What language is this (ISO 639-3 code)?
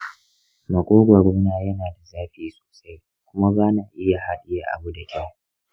hau